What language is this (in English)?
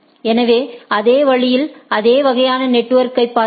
Tamil